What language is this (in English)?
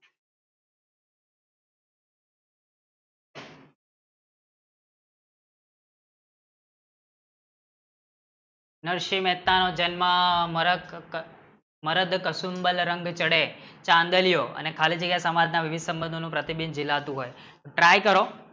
Gujarati